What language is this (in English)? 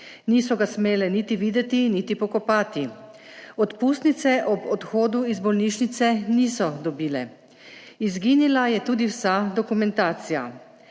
Slovenian